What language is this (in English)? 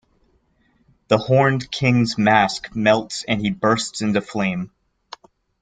English